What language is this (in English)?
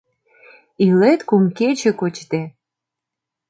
Mari